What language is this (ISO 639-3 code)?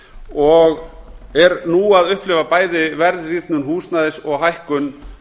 isl